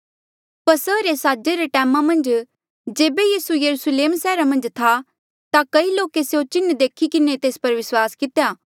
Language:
Mandeali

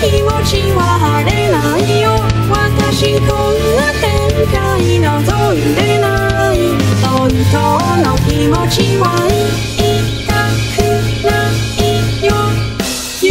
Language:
Polish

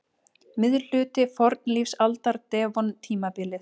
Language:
Icelandic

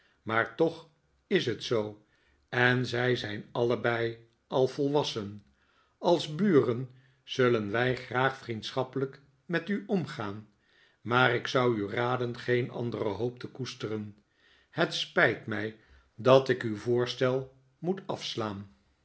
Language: Dutch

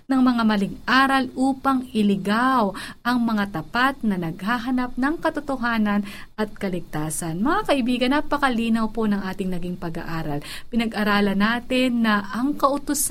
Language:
Filipino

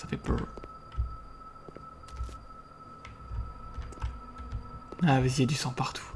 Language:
French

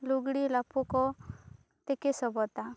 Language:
Santali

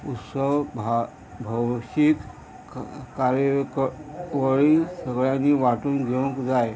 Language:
Konkani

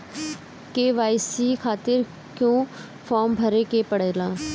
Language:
Bhojpuri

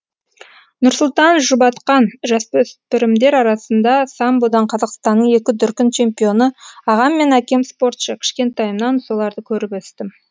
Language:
Kazakh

